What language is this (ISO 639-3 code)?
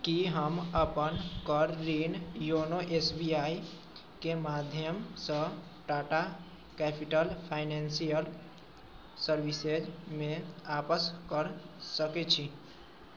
mai